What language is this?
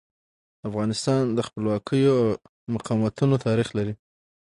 Pashto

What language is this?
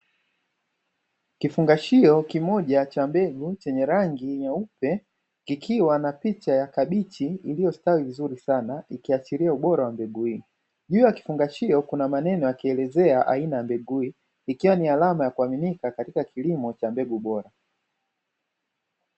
Swahili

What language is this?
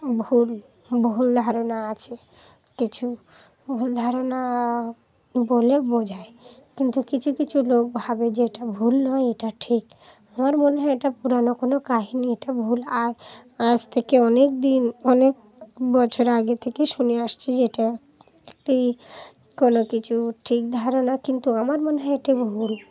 Bangla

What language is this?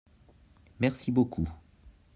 French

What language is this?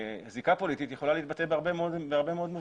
Hebrew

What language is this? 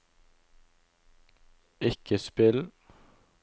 Norwegian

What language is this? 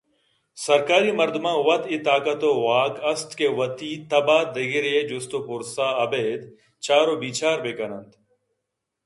Eastern Balochi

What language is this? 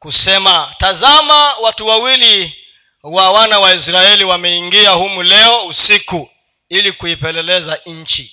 Swahili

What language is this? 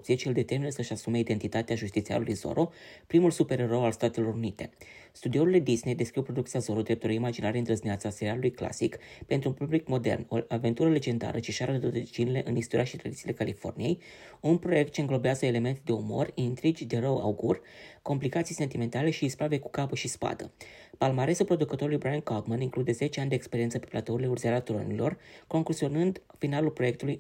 Romanian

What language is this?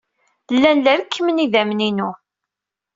Kabyle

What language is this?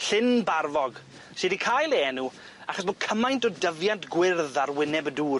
Welsh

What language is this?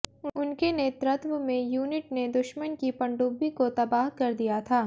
Hindi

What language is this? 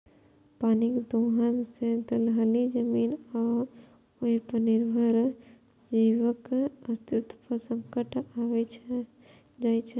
Maithili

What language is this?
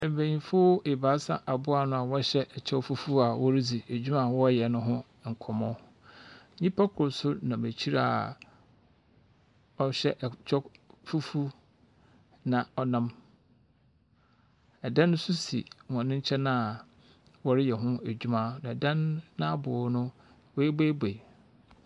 Akan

